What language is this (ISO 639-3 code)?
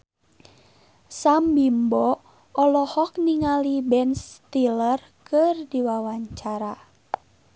sun